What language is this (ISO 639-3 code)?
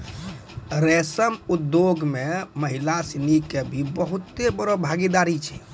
mai